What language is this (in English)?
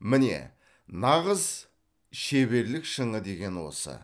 Kazakh